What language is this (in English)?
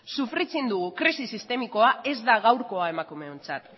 Basque